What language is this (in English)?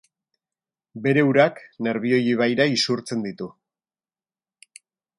Basque